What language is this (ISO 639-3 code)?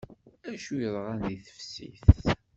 kab